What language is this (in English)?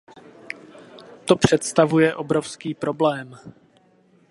Czech